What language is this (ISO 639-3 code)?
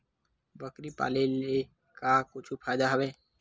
hne